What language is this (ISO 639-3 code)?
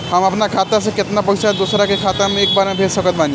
bho